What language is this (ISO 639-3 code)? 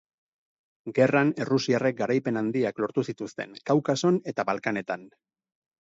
eus